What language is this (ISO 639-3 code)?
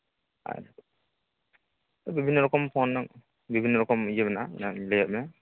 sat